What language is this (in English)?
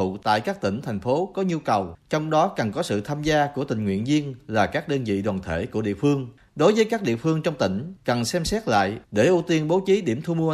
Vietnamese